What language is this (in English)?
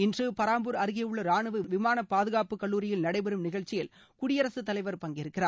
Tamil